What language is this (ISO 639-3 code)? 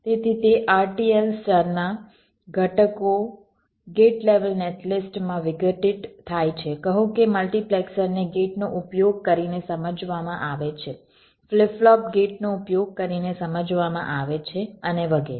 guj